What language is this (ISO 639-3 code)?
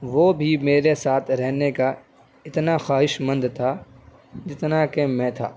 urd